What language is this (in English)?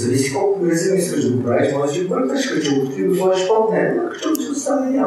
Bulgarian